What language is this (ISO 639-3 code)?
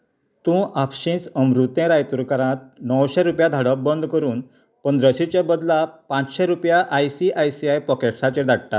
kok